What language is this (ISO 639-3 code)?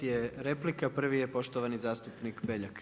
hrv